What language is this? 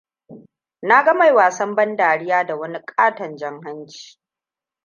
Hausa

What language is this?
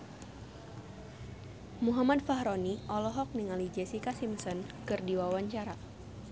Sundanese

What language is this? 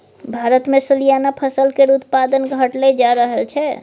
Maithili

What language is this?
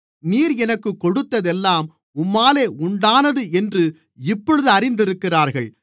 Tamil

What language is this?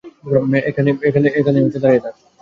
Bangla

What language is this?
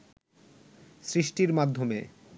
Bangla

